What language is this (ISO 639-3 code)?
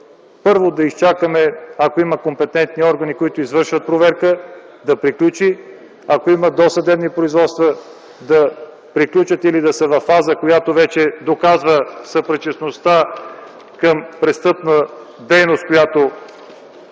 bul